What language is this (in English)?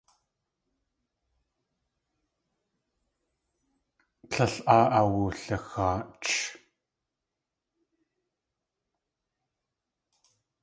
Tlingit